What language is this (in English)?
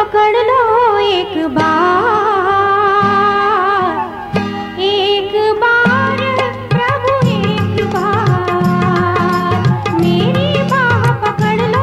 Hindi